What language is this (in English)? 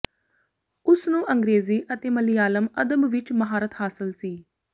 Punjabi